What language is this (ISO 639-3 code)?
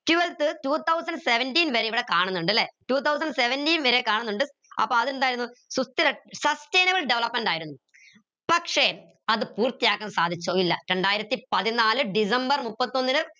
mal